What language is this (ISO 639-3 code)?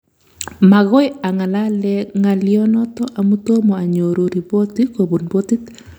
kln